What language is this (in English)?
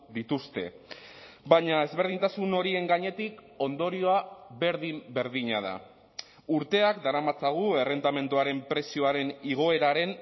Basque